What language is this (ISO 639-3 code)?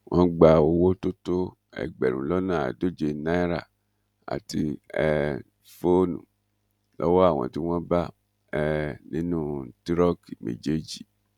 yor